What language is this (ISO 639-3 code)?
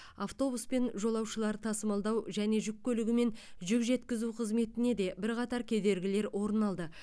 kaz